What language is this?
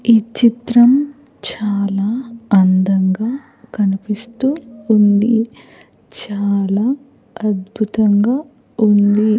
Telugu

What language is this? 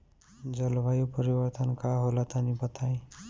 Bhojpuri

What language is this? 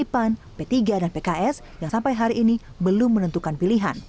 Indonesian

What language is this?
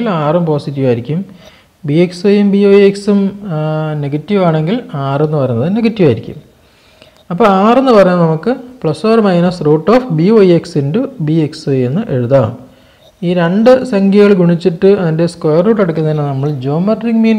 Turkish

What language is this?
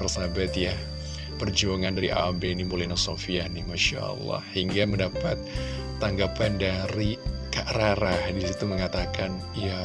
Indonesian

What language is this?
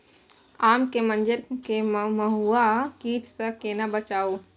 Maithili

